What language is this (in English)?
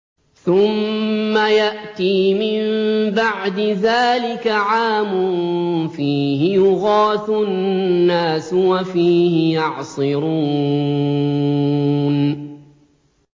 Arabic